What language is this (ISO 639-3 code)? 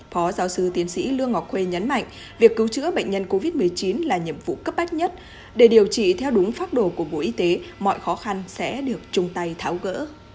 vie